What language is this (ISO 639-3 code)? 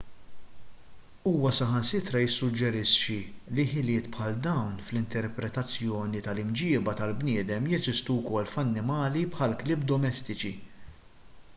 mlt